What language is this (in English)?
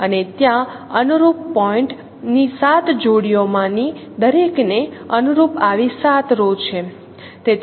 Gujarati